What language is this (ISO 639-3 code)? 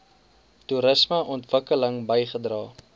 afr